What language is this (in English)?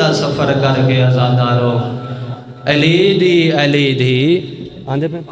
Arabic